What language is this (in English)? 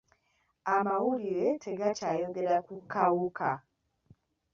Ganda